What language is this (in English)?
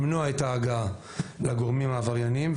Hebrew